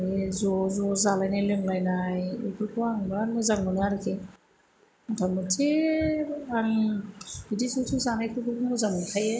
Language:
Bodo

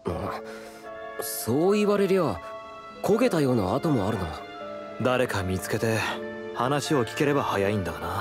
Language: Japanese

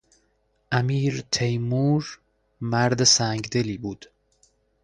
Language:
Persian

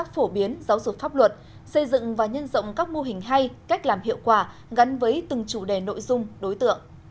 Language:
Vietnamese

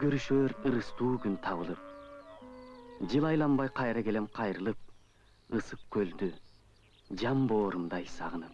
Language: English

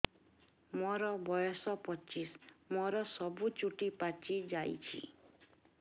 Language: Odia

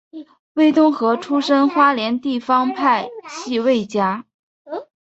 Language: Chinese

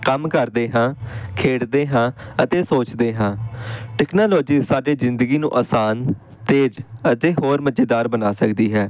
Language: Punjabi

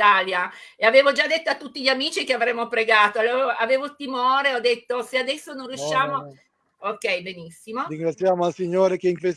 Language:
Italian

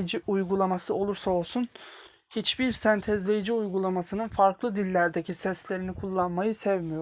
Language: Turkish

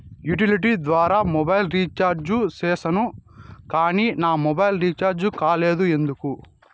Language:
Telugu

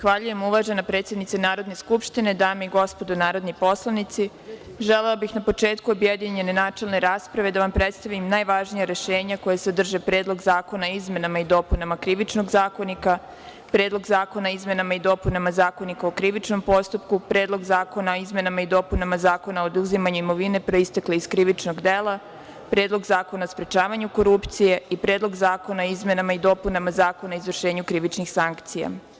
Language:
Serbian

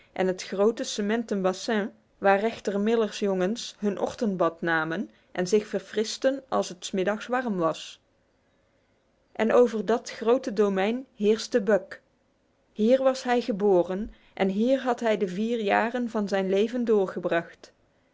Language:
Dutch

